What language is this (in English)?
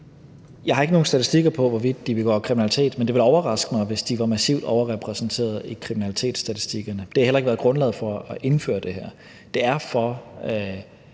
Danish